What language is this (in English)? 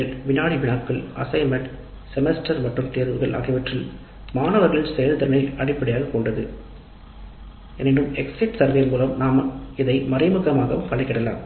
Tamil